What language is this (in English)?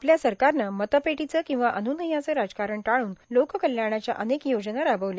Marathi